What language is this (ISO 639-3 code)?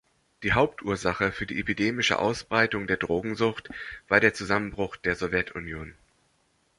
deu